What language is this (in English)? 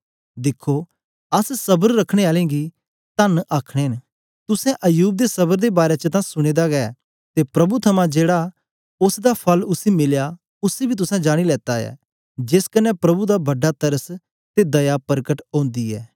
Dogri